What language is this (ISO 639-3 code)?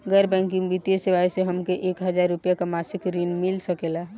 bho